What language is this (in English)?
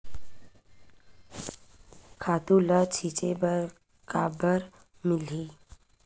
Chhattisgarhi